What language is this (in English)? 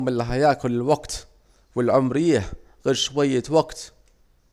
Saidi Arabic